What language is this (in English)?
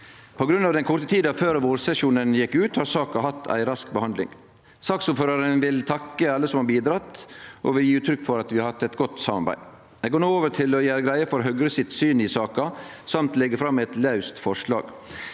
Norwegian